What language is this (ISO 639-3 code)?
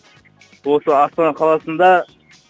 kaz